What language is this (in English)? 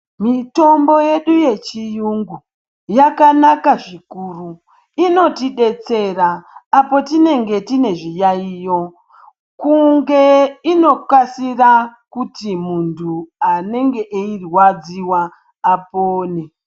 Ndau